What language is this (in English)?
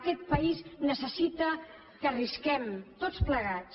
Catalan